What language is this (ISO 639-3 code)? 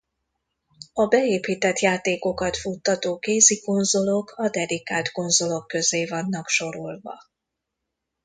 hun